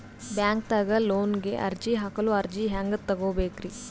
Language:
Kannada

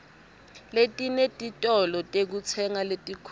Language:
Swati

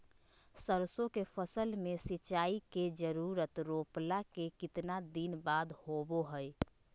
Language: Magahi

